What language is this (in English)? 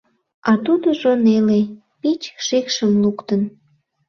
Mari